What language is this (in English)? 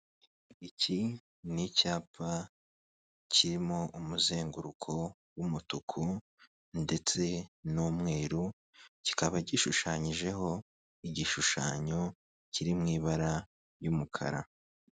Kinyarwanda